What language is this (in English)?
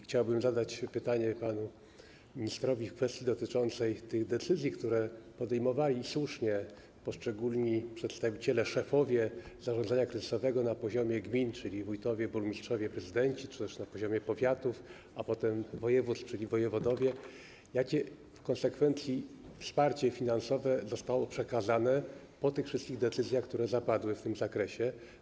Polish